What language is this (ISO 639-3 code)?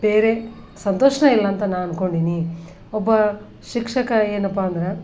kan